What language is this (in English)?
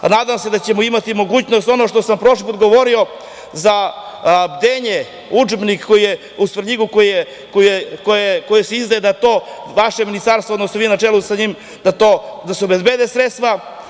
Serbian